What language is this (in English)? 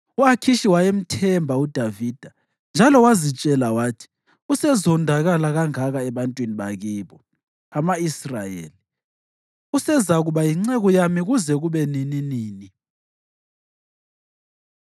North Ndebele